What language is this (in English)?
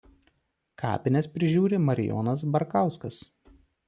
Lithuanian